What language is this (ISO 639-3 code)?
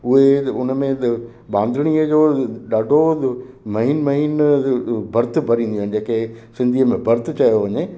snd